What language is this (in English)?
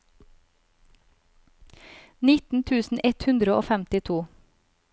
Norwegian